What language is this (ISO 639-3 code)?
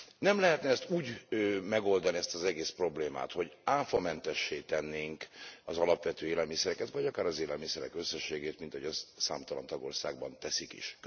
hun